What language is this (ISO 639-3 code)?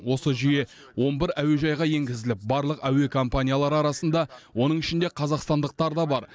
kaz